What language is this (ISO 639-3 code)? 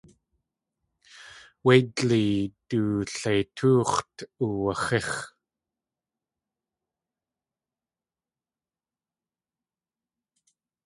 tli